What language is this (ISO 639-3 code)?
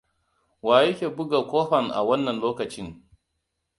hau